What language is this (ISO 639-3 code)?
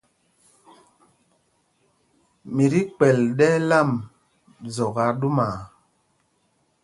mgg